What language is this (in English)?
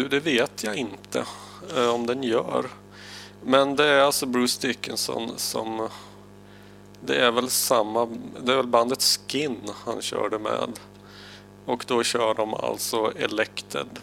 Swedish